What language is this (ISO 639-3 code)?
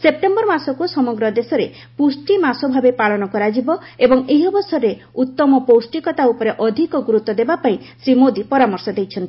ori